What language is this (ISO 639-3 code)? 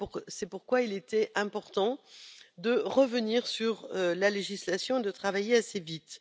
fra